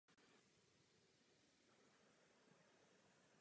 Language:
Czech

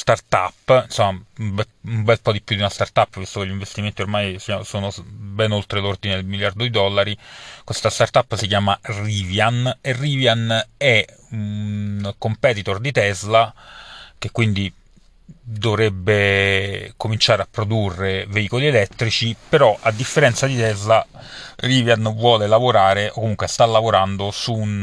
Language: Italian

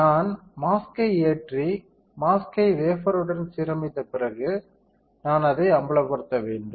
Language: Tamil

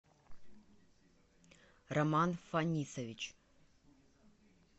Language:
Russian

